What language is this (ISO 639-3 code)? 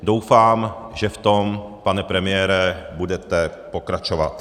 ces